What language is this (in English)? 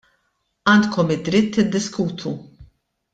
Maltese